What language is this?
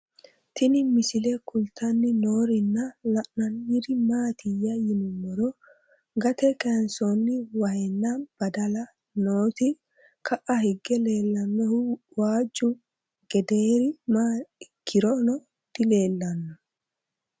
Sidamo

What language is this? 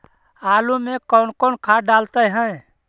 Magahi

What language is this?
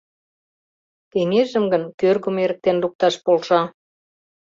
Mari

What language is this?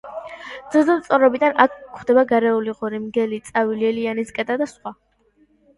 Georgian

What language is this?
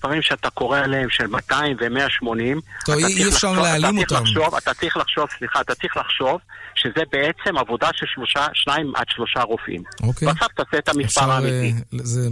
Hebrew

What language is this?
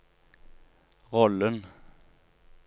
Norwegian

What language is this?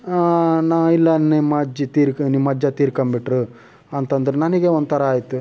Kannada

